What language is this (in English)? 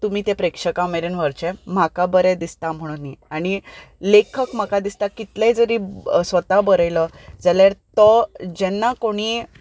Konkani